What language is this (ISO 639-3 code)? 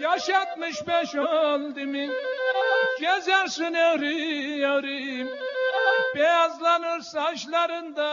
tur